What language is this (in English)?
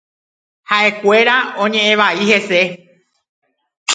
Guarani